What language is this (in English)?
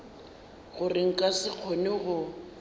Northern Sotho